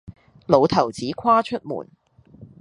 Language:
Cantonese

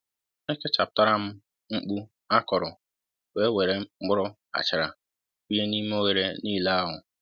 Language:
Igbo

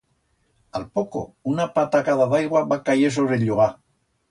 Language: Aragonese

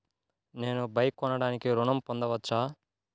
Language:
Telugu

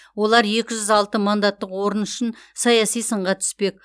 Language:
Kazakh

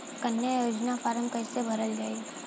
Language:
Bhojpuri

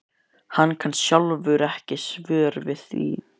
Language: Icelandic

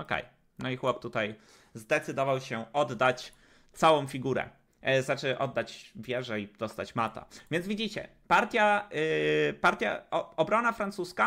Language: Polish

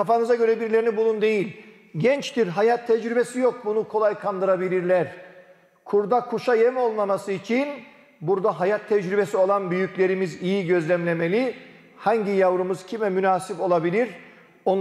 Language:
Turkish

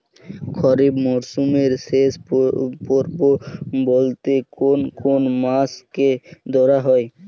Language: Bangla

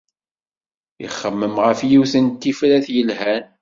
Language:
Kabyle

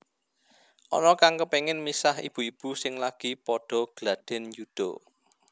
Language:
Javanese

